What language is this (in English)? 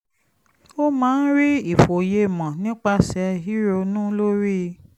Yoruba